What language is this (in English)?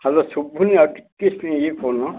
Odia